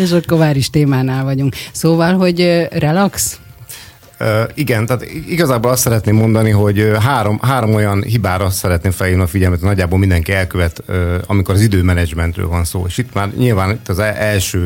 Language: Hungarian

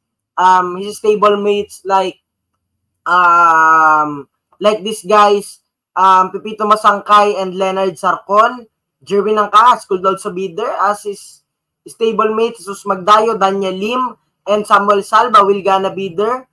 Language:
Filipino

